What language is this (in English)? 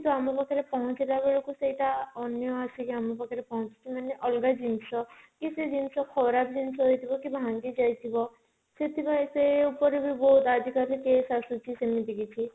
Odia